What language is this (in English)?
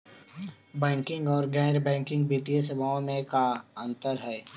Magahi